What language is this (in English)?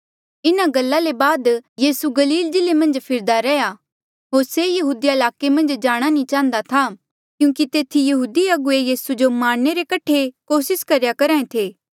Mandeali